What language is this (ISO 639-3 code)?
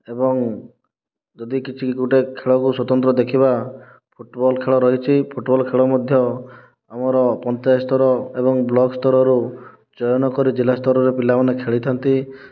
ori